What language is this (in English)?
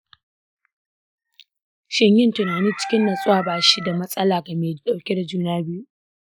Hausa